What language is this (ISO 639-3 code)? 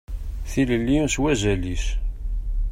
kab